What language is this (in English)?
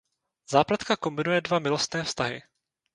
Czech